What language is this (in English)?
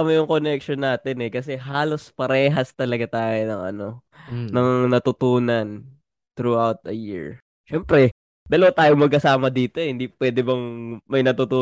Filipino